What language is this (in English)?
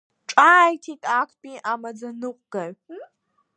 Abkhazian